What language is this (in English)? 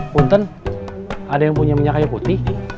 Indonesian